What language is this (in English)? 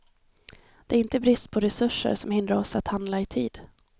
Swedish